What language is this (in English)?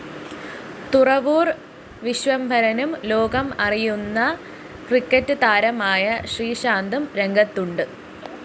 Malayalam